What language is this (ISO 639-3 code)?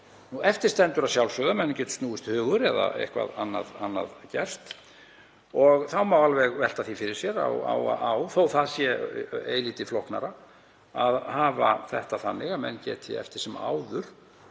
isl